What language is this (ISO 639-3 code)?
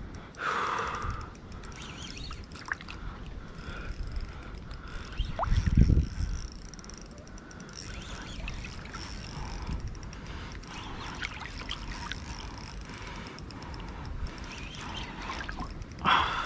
vie